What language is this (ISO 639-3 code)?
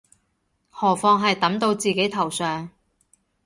yue